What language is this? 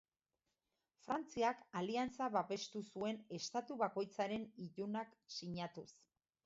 Basque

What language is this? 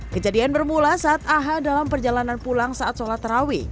Indonesian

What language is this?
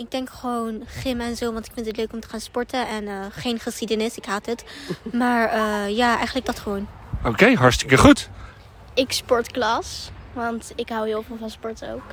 Dutch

